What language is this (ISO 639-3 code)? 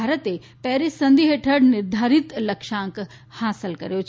guj